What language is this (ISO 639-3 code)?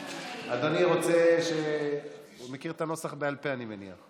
heb